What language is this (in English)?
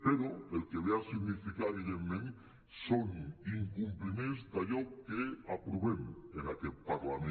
Catalan